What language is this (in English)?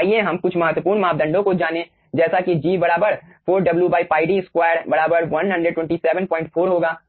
Hindi